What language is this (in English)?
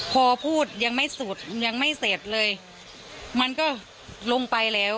Thai